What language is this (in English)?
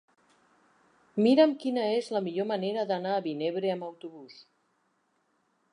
Catalan